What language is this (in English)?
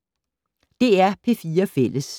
Danish